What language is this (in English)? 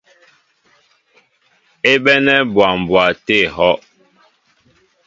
Mbo (Cameroon)